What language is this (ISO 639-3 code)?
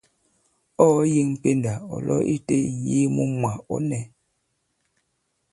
abb